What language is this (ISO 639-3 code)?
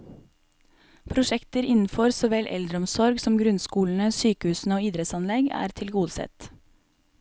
nor